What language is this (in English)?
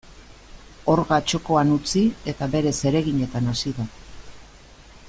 Basque